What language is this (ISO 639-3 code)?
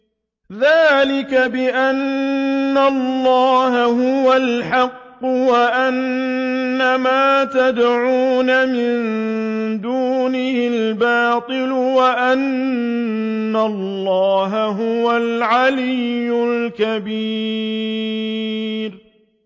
ara